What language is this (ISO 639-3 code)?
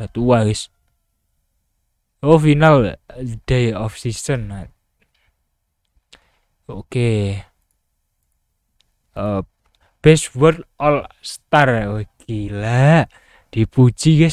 ind